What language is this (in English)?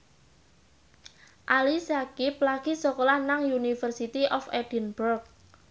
Javanese